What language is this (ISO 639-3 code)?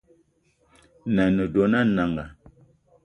eto